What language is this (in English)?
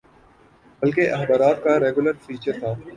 Urdu